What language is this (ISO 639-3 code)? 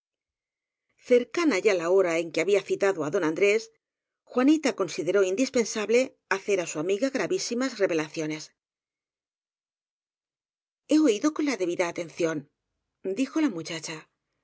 spa